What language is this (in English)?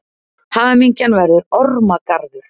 Icelandic